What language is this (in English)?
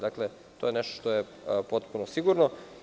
Serbian